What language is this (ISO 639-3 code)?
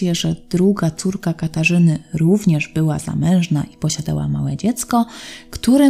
pol